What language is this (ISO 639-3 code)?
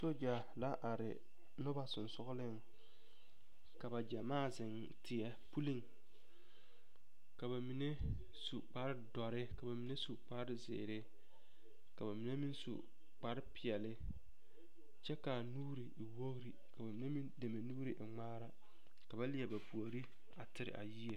dga